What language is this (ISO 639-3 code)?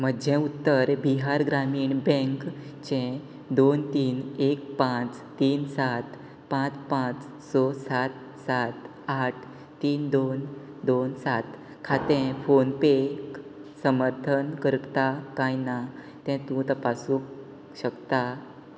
kok